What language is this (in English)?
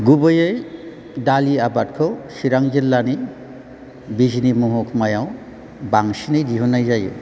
Bodo